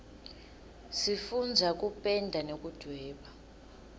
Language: Swati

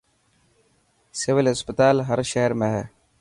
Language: Dhatki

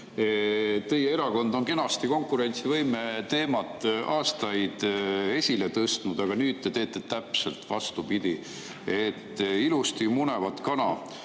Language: Estonian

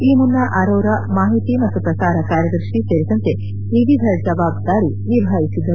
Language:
Kannada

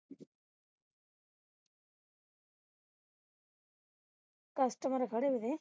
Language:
Punjabi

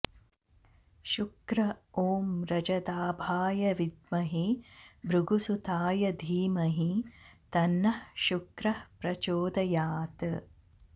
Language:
Sanskrit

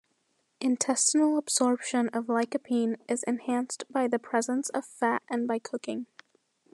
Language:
English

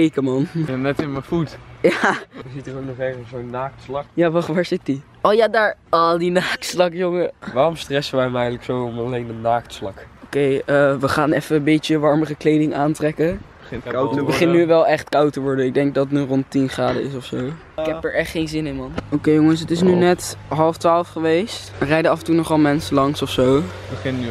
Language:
Dutch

